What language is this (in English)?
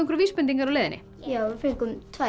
Icelandic